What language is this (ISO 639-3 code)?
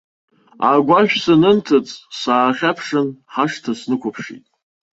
abk